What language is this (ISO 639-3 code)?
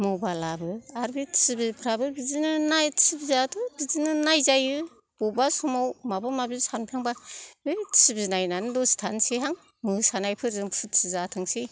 brx